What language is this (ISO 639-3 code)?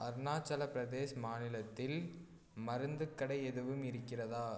tam